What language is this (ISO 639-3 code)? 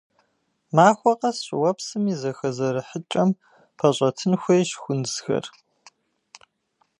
kbd